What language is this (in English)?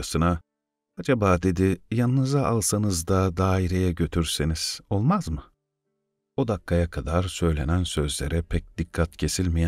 Turkish